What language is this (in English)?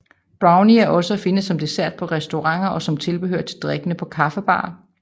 Danish